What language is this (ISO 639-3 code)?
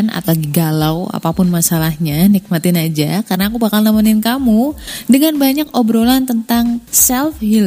ind